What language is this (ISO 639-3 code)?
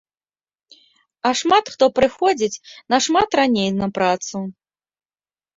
bel